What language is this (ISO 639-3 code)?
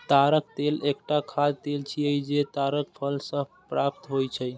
mai